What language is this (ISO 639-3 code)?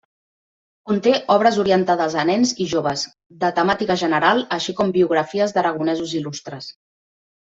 cat